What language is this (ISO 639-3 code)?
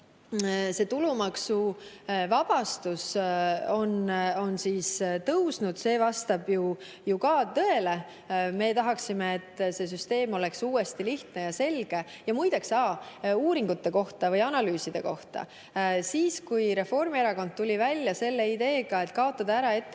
est